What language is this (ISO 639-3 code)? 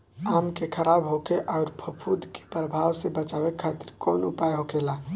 bho